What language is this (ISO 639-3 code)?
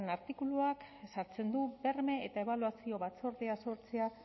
eus